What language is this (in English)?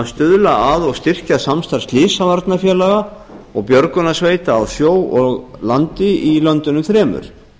Icelandic